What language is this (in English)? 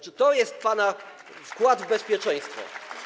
Polish